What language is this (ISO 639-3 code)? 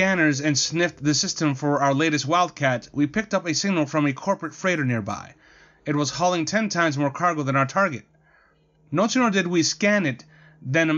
eng